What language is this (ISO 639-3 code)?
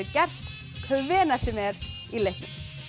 isl